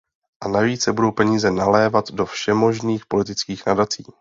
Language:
Czech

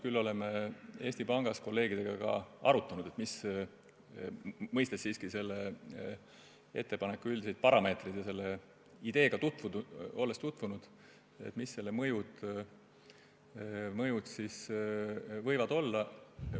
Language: Estonian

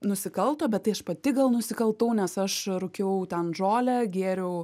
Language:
Lithuanian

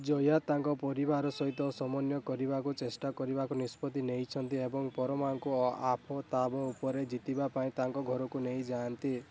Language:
Odia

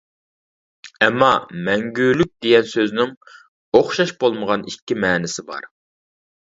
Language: Uyghur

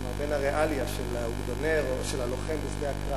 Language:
Hebrew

